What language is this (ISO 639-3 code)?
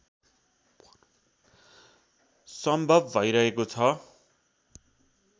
nep